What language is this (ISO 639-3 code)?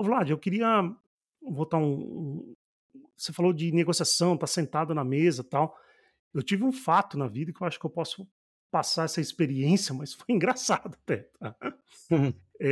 por